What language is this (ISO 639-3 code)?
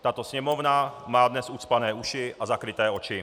ces